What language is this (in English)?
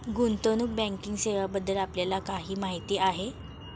Marathi